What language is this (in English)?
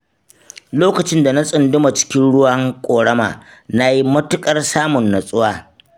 Hausa